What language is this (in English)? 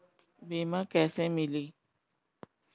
Bhojpuri